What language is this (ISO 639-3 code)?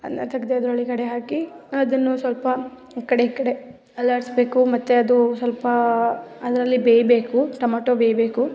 kan